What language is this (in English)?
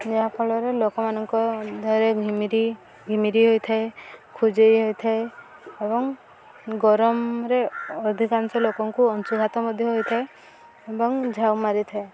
Odia